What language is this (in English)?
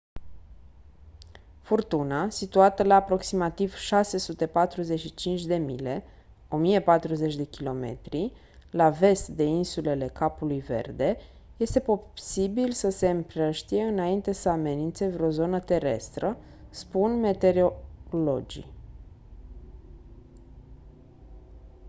Romanian